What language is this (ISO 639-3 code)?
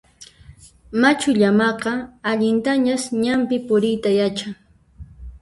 qxp